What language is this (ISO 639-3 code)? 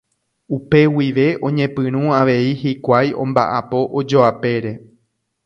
grn